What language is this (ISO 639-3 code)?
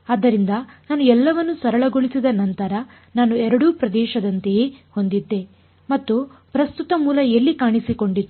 kan